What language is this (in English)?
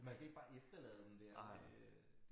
Danish